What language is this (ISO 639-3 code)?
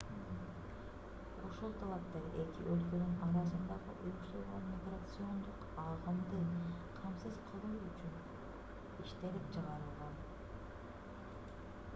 kir